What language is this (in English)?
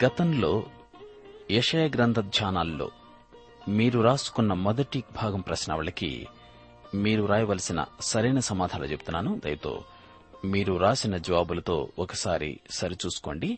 Telugu